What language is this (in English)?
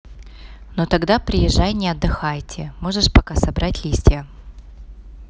Russian